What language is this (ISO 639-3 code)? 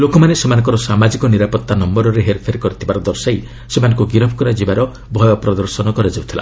ori